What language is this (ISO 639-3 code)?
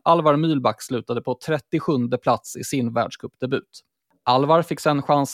swe